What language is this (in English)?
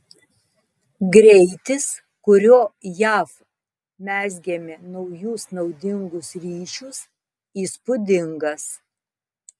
Lithuanian